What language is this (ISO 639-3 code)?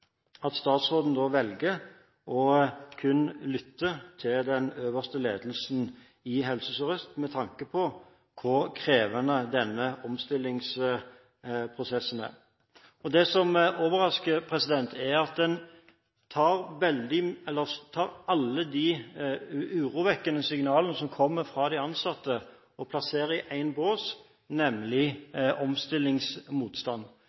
nob